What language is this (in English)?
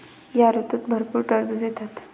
Marathi